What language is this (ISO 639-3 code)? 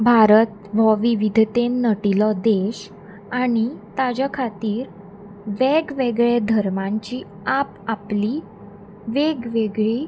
kok